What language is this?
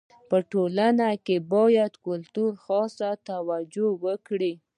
Pashto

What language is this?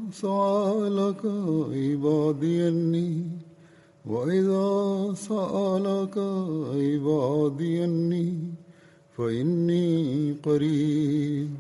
Malayalam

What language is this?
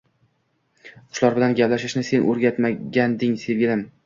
Uzbek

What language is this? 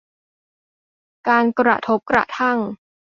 Thai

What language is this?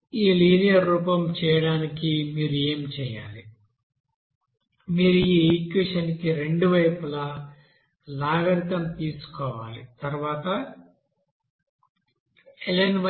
Telugu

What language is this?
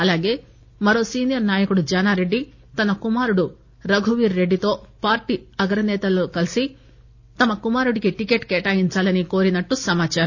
Telugu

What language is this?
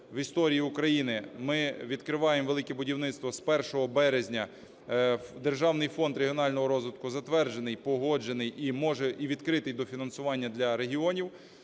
Ukrainian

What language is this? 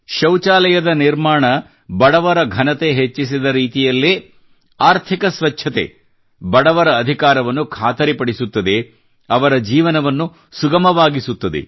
Kannada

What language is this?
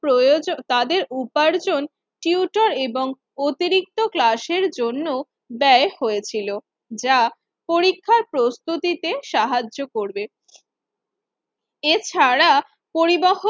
Bangla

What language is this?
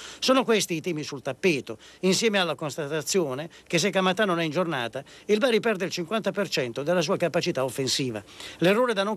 Italian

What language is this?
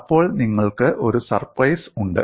Malayalam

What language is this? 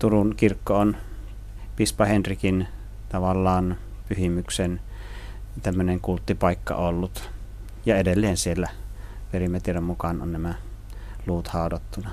Finnish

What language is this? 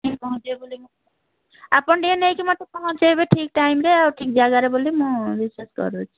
Odia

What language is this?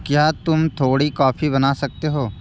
Hindi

